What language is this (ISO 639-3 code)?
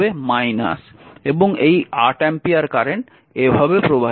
ben